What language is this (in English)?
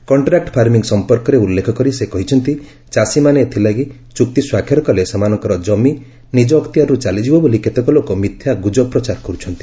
Odia